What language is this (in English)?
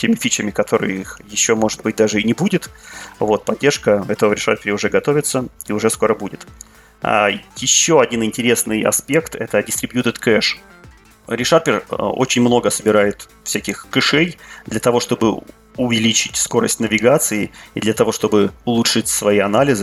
Russian